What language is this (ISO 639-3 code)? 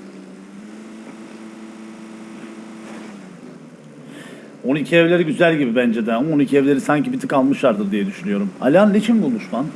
tur